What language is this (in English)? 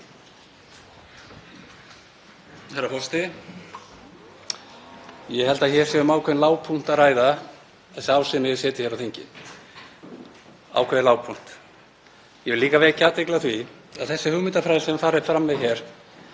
Icelandic